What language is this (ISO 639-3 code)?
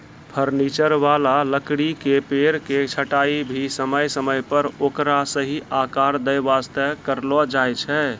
mai